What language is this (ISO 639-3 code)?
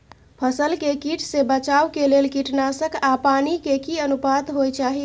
mai